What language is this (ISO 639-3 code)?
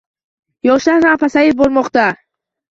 uzb